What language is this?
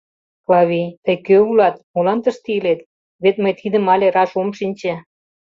Mari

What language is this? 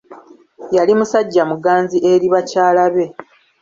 Ganda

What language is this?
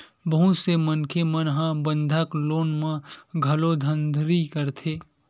Chhattisgarhi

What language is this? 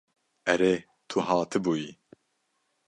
Kurdish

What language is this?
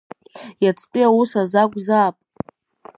Abkhazian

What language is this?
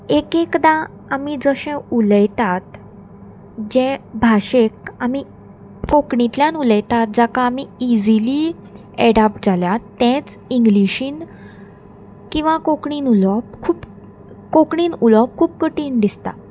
Konkani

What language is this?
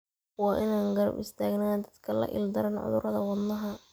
Somali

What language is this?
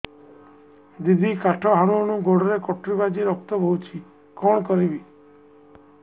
Odia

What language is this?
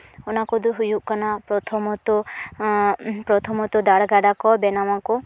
Santali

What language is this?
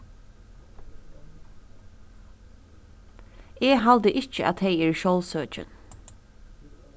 Faroese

